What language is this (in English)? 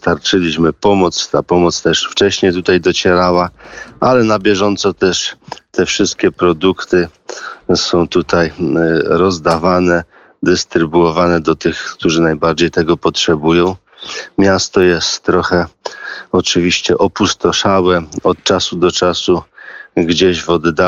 Polish